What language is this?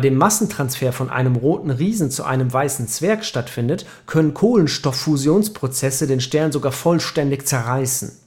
German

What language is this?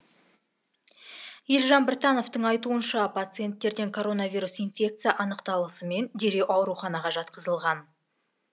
Kazakh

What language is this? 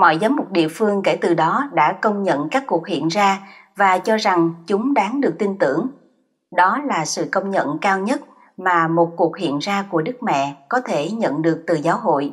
Vietnamese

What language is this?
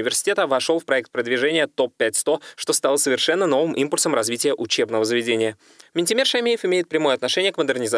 Russian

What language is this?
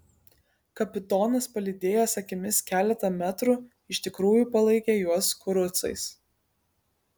Lithuanian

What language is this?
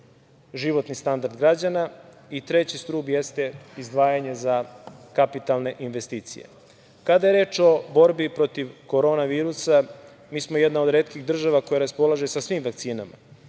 Serbian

